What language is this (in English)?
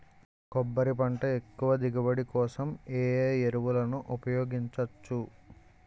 Telugu